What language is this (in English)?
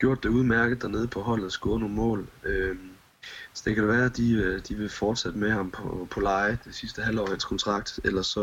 Danish